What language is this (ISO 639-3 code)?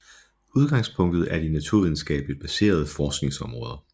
dan